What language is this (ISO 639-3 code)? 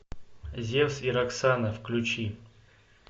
rus